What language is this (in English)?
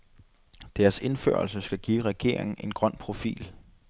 Danish